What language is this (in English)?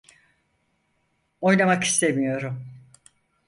Turkish